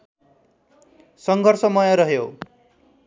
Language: Nepali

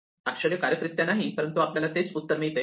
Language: Marathi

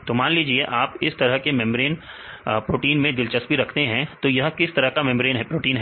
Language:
Hindi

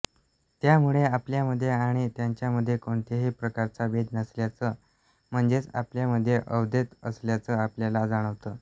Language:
Marathi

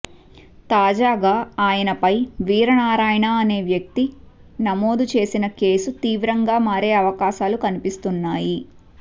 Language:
Telugu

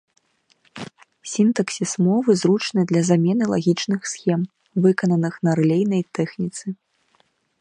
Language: Belarusian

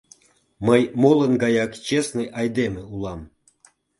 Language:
Mari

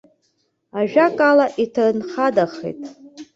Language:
Abkhazian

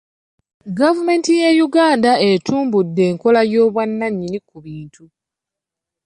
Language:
Ganda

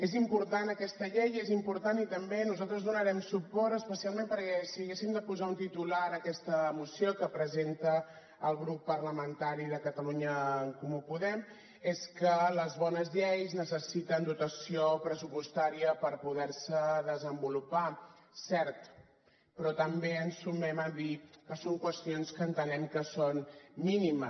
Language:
Catalan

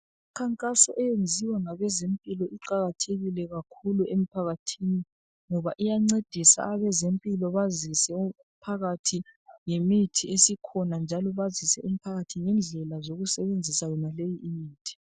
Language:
North Ndebele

